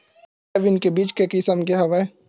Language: Chhattisgarhi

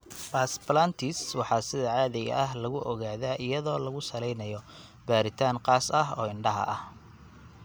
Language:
Somali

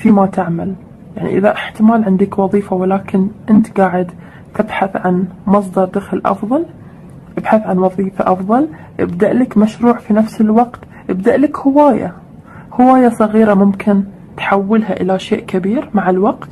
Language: Arabic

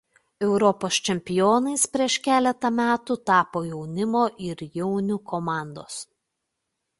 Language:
Lithuanian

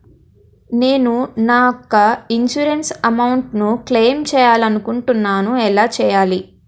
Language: Telugu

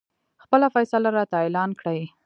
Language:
Pashto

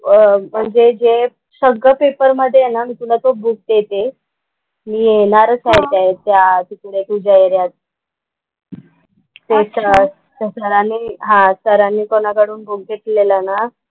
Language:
Marathi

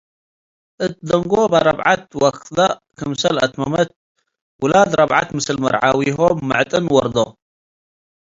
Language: Tigre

